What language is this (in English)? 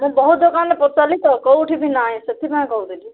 Odia